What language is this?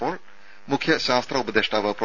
Malayalam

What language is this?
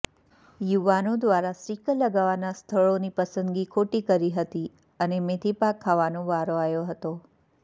Gujarati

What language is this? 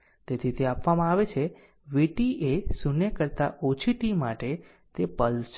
Gujarati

